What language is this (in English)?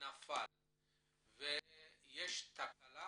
Hebrew